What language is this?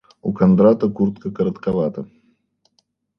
Russian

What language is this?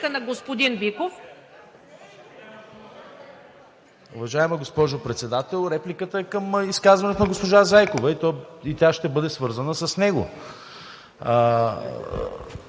Bulgarian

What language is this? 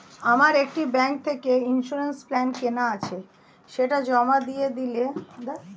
Bangla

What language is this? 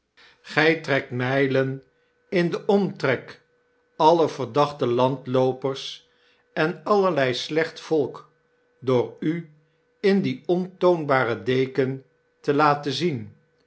Dutch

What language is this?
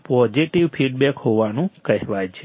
Gujarati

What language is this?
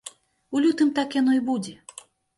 Belarusian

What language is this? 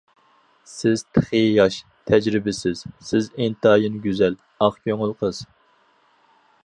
Uyghur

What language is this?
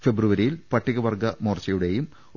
Malayalam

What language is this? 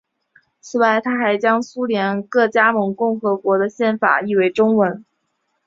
Chinese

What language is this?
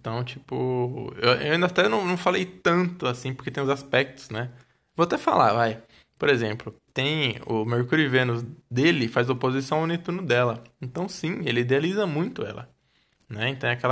Portuguese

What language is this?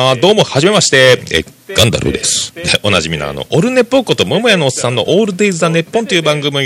Japanese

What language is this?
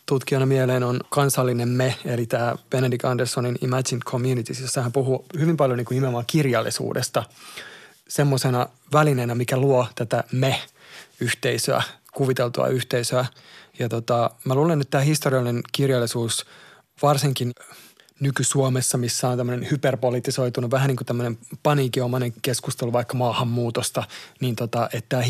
Finnish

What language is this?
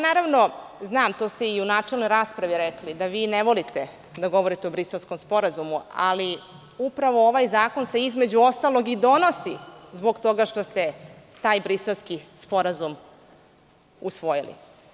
Serbian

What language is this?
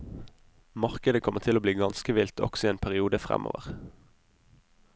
Norwegian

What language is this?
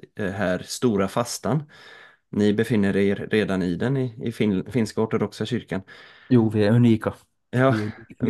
Swedish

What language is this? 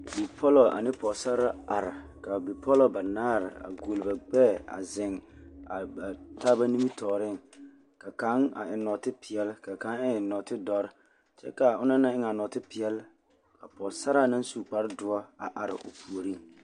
Southern Dagaare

